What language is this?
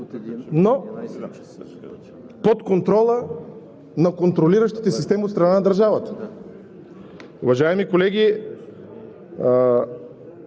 Bulgarian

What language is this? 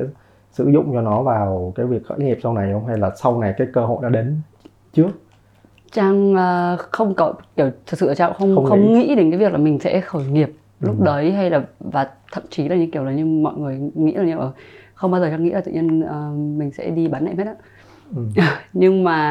Vietnamese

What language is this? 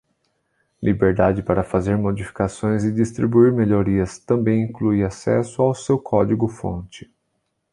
Portuguese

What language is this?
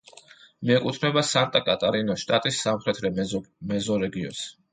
Georgian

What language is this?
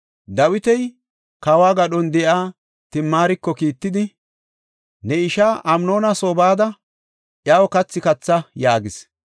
Gofa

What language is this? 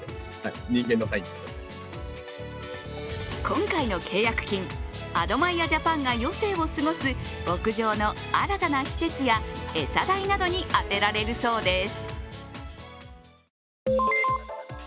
Japanese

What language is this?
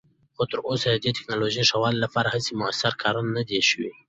Pashto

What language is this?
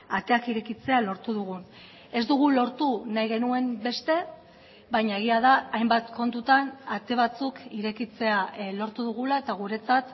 Basque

